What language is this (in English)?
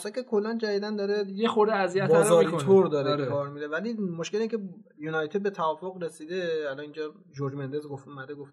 Persian